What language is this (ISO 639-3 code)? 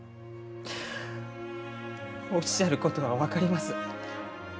jpn